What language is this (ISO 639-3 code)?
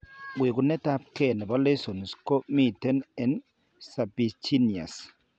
kln